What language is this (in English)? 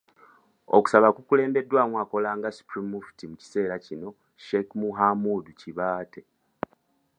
Ganda